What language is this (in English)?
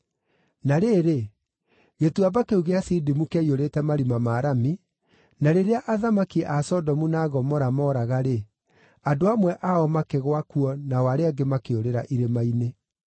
Kikuyu